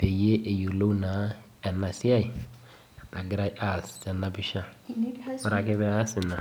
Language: Masai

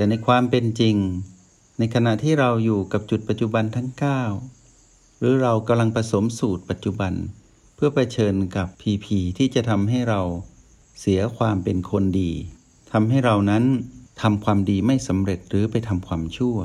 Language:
Thai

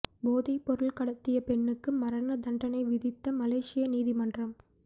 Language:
Tamil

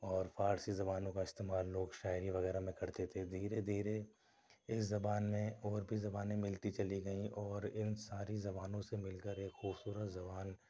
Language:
Urdu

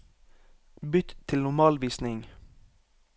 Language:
Norwegian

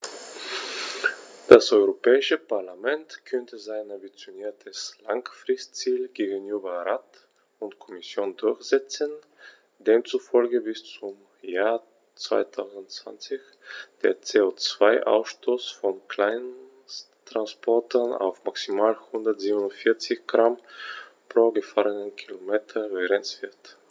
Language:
German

